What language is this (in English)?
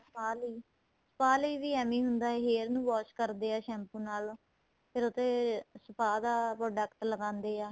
Punjabi